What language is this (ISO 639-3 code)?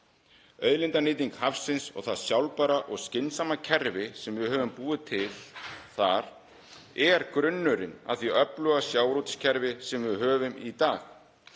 isl